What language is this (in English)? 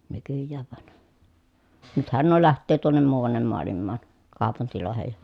Finnish